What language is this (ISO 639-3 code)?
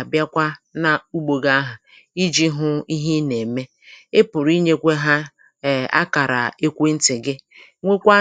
ibo